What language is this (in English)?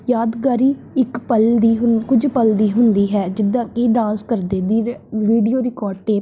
Punjabi